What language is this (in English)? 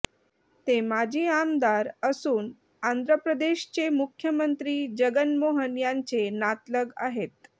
Marathi